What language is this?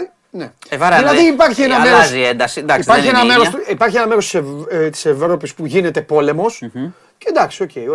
Greek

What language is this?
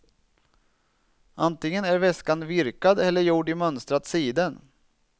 Swedish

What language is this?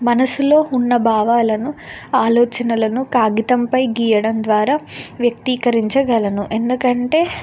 Telugu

